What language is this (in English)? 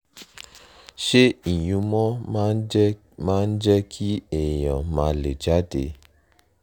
Yoruba